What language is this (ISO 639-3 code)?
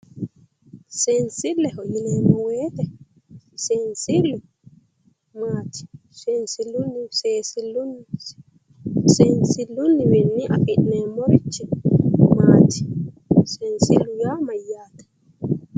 sid